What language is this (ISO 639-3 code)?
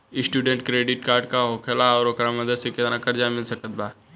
bho